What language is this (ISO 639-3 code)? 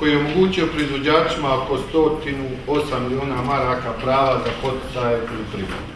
fra